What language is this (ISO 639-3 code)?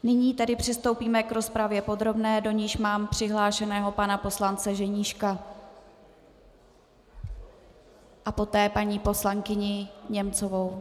ces